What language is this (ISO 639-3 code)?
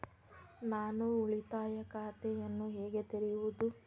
kan